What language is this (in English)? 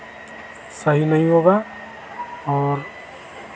Hindi